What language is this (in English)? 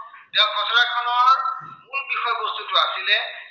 Assamese